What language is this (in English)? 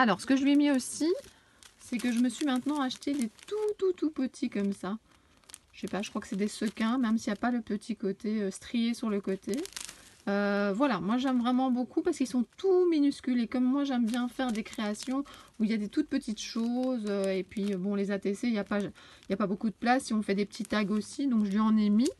French